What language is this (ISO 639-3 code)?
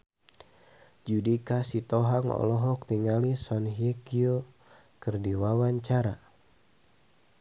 sun